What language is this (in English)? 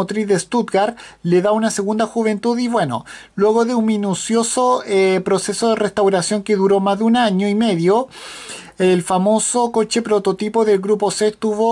Spanish